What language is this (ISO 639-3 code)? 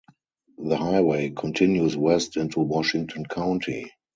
eng